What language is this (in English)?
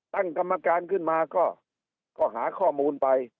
Thai